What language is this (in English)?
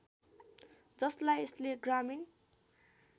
Nepali